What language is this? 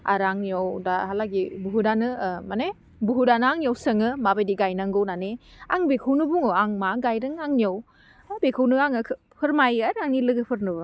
Bodo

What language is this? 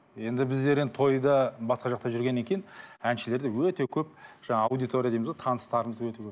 Kazakh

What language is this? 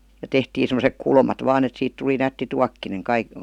Finnish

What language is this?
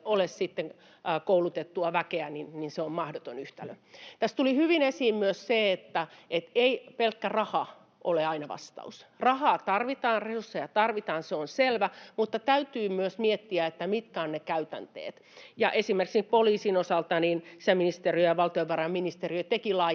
Finnish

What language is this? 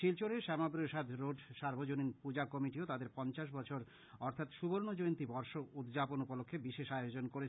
Bangla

